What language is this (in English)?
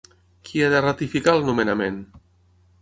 Catalan